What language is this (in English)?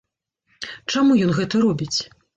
Belarusian